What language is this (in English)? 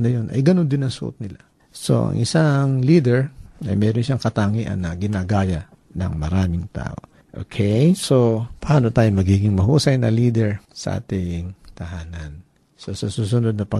Filipino